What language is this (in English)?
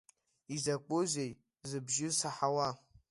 Abkhazian